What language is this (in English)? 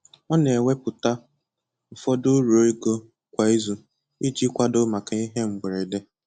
Igbo